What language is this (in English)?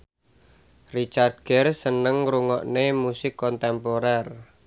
Javanese